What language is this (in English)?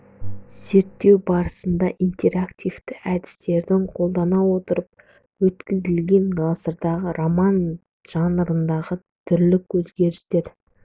Kazakh